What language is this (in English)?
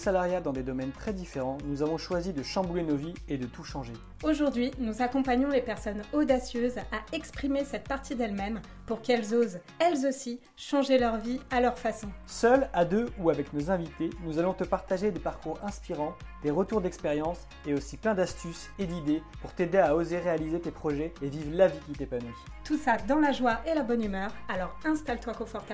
French